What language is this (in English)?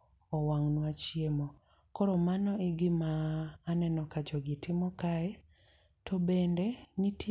Luo (Kenya and Tanzania)